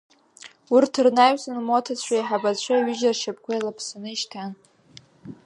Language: Abkhazian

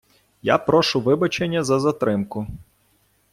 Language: Ukrainian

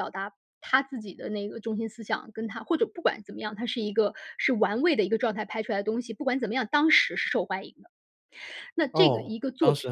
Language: Chinese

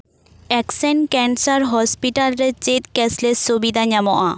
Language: Santali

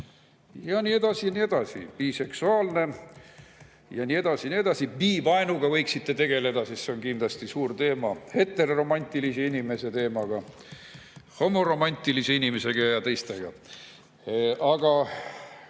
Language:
Estonian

